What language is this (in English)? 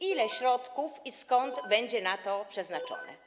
Polish